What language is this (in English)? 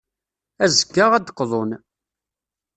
Kabyle